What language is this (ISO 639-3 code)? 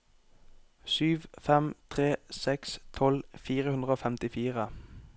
nor